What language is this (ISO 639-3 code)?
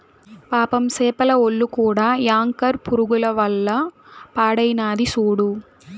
tel